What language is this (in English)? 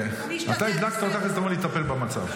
Hebrew